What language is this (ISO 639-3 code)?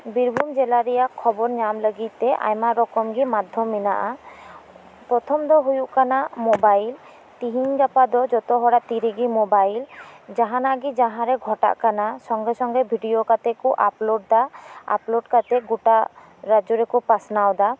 sat